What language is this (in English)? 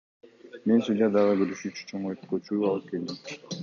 Kyrgyz